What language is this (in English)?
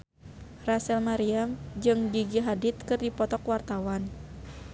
Sundanese